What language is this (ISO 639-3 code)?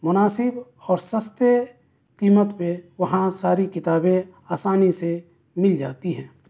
urd